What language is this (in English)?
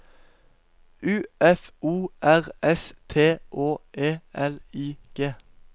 Norwegian